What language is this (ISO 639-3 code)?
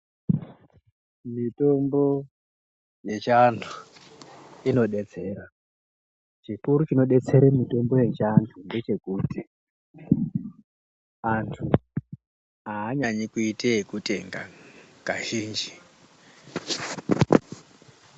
ndc